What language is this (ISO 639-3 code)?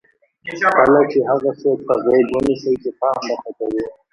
pus